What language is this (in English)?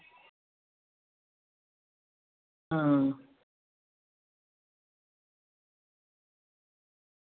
Dogri